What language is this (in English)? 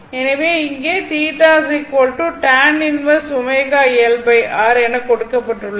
Tamil